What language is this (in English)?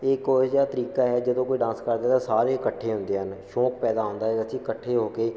Punjabi